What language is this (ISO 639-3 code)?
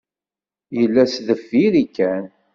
kab